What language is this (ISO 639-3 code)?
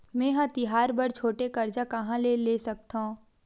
hne